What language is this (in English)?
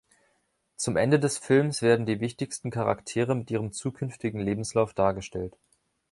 German